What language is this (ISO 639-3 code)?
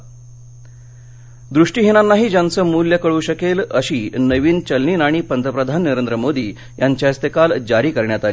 mar